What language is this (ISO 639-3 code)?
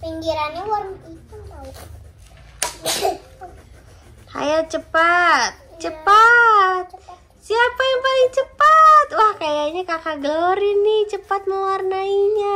ind